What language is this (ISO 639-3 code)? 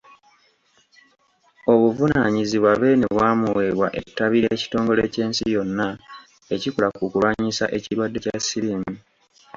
lug